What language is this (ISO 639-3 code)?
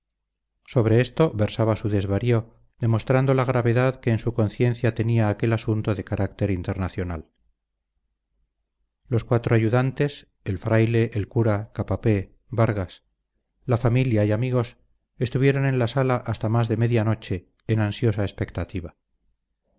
spa